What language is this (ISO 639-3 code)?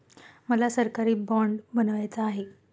mar